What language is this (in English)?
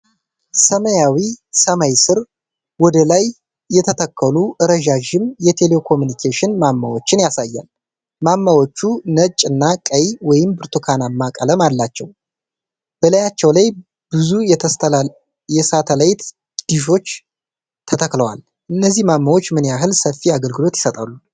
Amharic